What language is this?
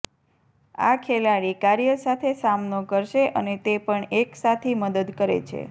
Gujarati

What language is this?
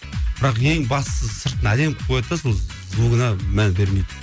Kazakh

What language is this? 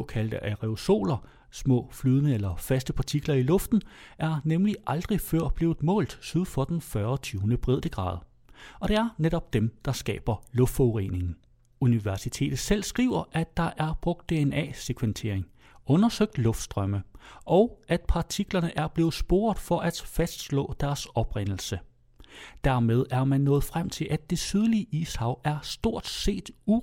Danish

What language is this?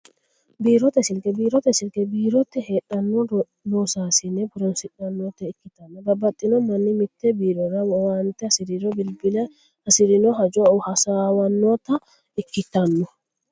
Sidamo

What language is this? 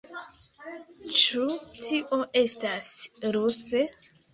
Esperanto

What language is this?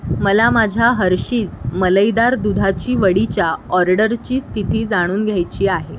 Marathi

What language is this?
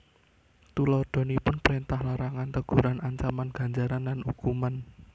Javanese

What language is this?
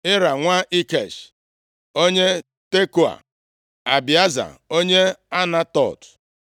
Igbo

